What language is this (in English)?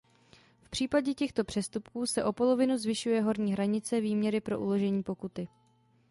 Czech